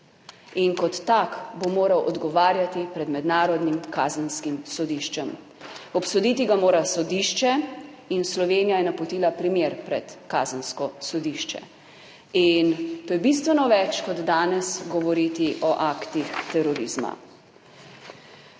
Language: Slovenian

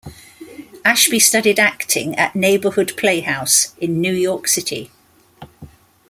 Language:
English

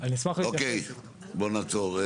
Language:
Hebrew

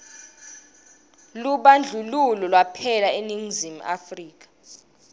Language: Swati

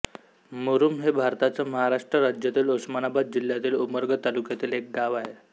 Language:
Marathi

